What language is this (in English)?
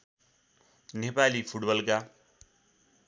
Nepali